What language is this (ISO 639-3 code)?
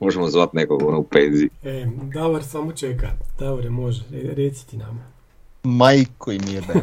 hrv